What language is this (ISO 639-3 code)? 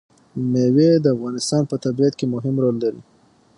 pus